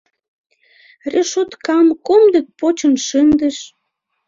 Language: Mari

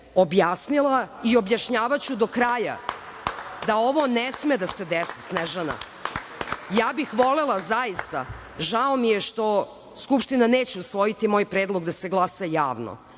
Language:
Serbian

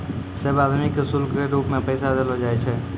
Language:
Maithili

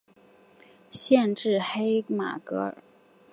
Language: Chinese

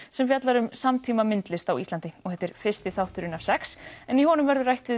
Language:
Icelandic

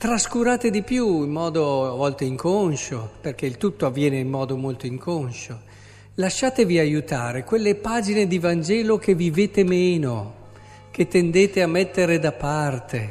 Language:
Italian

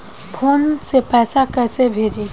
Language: Bhojpuri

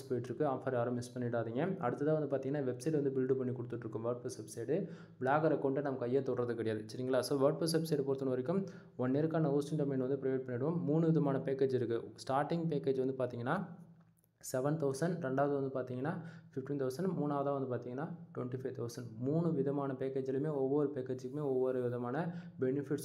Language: Tamil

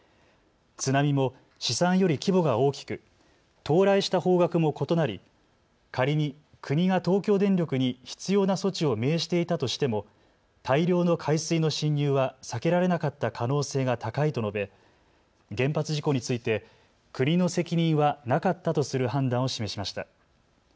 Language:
Japanese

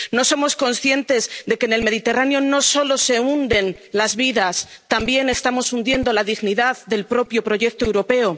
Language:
Spanish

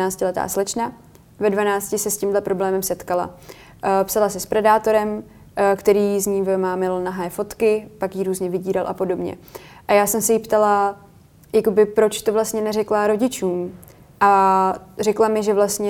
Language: Czech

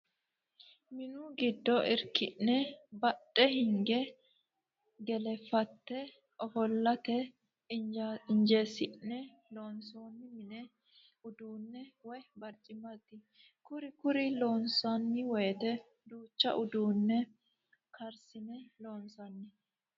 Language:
Sidamo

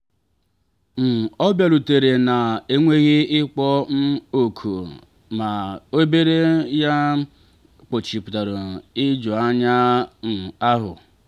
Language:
Igbo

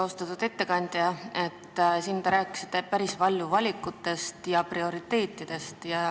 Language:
Estonian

